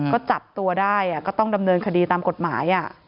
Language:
Thai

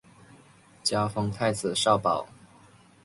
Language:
Chinese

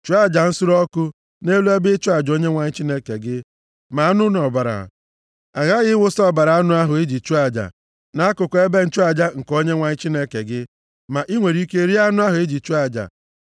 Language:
Igbo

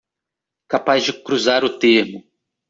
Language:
Portuguese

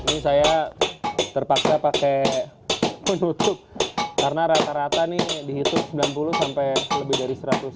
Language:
Indonesian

